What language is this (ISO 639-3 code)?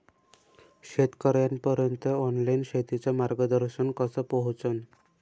mar